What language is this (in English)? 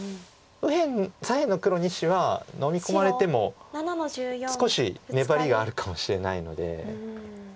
Japanese